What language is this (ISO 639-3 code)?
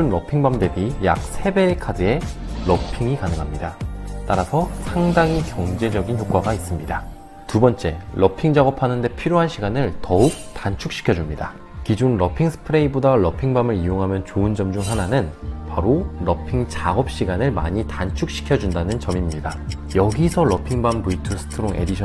kor